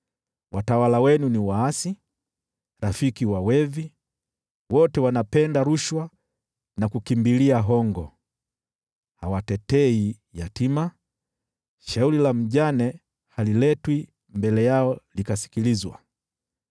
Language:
Swahili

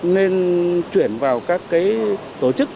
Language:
Vietnamese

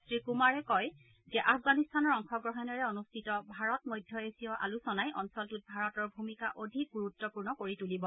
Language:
Assamese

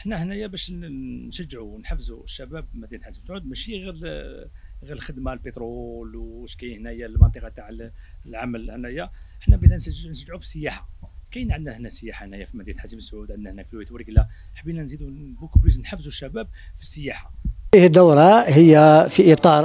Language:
Arabic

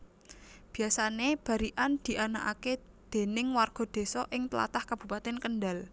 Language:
Javanese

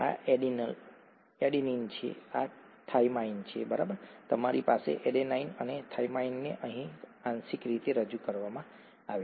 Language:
Gujarati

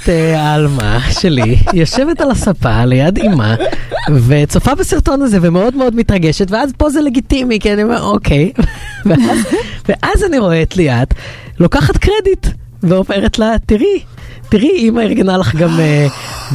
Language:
Hebrew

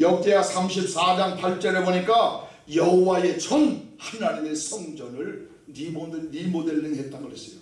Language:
Korean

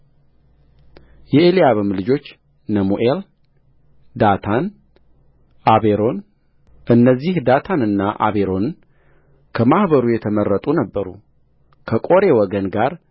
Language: Amharic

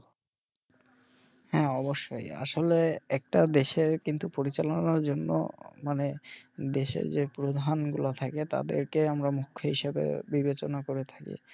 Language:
Bangla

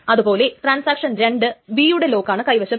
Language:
Malayalam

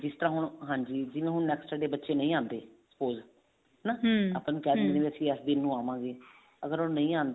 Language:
Punjabi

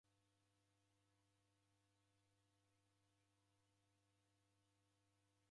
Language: Taita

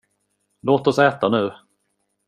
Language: Swedish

